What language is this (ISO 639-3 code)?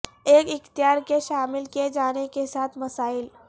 urd